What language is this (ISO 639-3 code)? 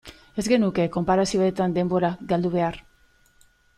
eus